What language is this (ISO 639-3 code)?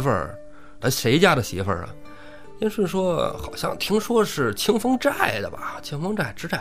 zho